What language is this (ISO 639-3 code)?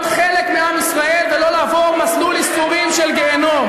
heb